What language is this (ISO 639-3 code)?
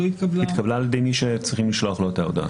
heb